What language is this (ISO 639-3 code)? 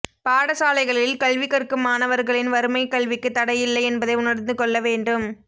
tam